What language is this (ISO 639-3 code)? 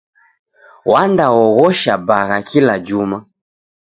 dav